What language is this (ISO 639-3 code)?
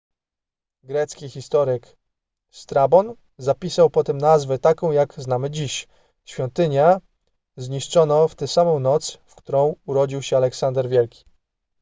pol